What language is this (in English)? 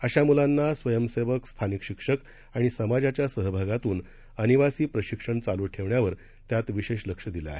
Marathi